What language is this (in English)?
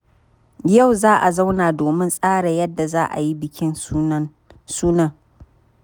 Hausa